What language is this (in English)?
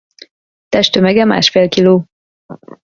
Hungarian